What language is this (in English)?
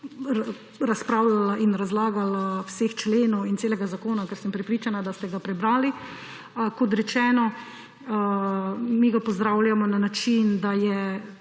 Slovenian